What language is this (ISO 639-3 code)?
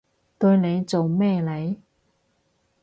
yue